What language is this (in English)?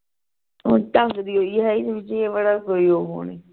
Punjabi